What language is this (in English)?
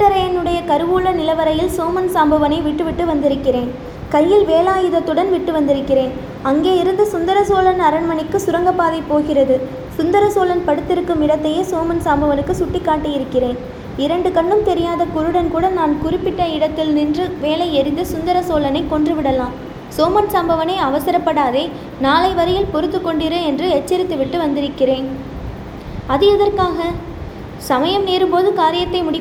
Tamil